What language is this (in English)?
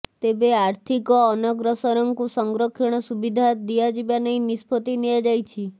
Odia